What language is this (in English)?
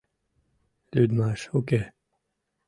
Mari